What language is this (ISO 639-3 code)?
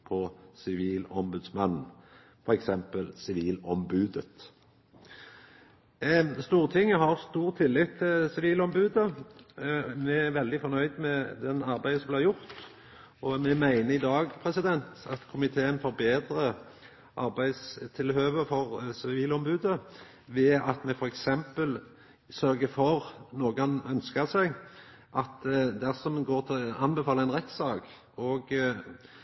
nno